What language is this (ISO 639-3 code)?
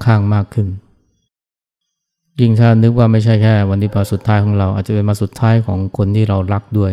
tha